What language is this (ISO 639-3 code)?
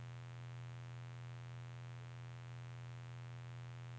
nor